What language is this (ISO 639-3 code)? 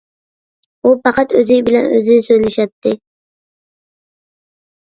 uig